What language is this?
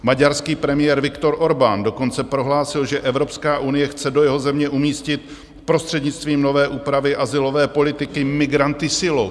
Czech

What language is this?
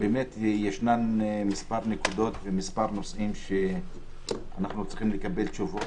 Hebrew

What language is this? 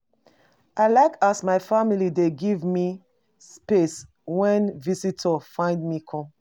Nigerian Pidgin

